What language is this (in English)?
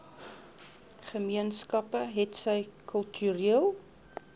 Afrikaans